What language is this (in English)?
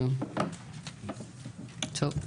Hebrew